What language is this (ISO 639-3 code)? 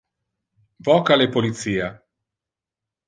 ina